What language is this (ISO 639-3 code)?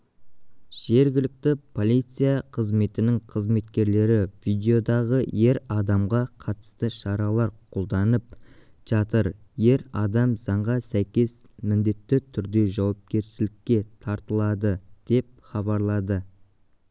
kaz